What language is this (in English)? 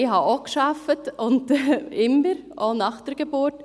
Swiss German